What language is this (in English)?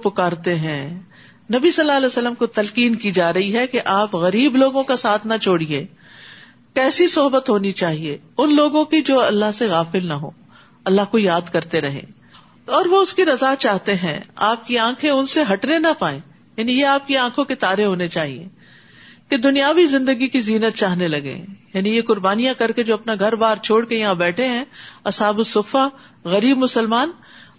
Urdu